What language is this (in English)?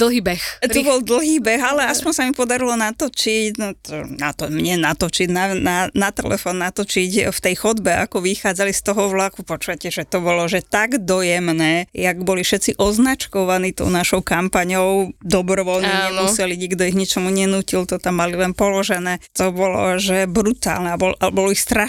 Slovak